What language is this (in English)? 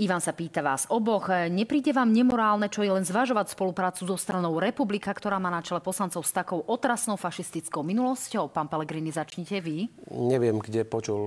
Slovak